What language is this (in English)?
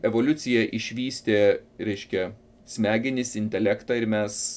Lithuanian